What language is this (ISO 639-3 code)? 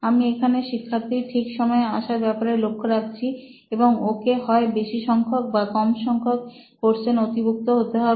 ben